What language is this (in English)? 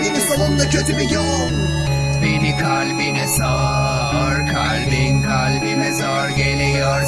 Turkish